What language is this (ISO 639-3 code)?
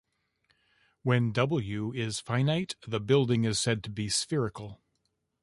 eng